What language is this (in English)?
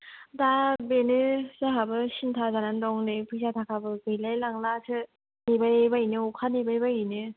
Bodo